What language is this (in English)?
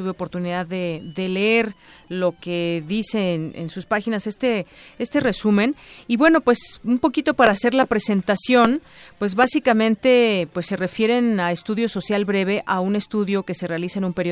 Spanish